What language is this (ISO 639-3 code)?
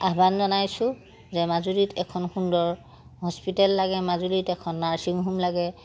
asm